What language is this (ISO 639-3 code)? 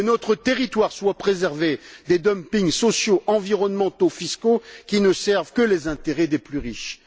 fra